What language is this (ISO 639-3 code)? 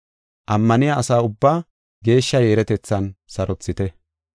gof